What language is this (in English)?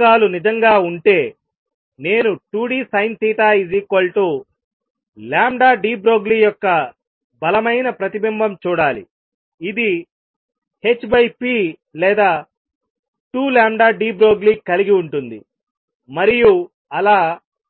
Telugu